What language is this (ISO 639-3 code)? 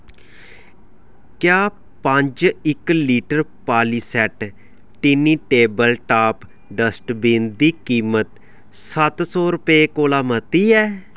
doi